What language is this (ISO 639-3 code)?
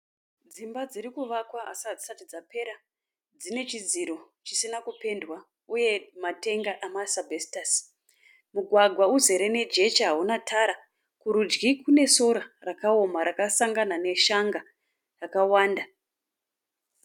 sna